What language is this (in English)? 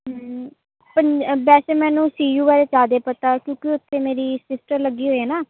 Punjabi